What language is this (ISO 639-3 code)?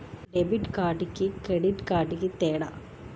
tel